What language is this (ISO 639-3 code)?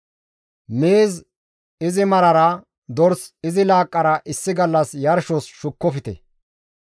gmv